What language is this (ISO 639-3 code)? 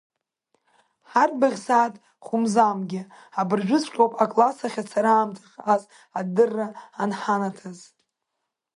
abk